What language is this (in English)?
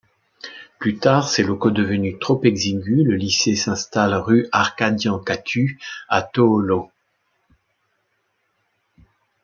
French